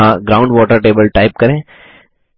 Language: Hindi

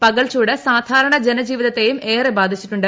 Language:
Malayalam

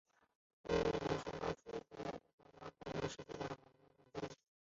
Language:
Chinese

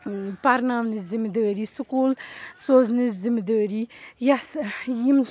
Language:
Kashmiri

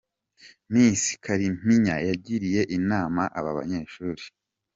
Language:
Kinyarwanda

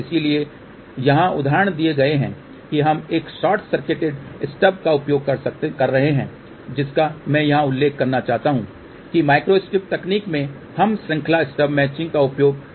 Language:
Hindi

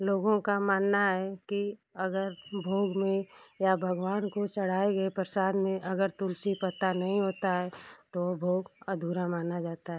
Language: Hindi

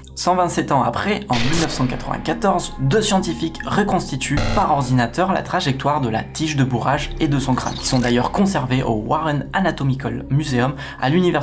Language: French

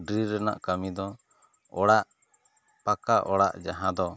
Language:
Santali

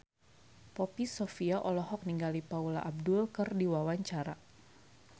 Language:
Sundanese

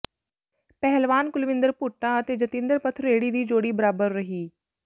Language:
Punjabi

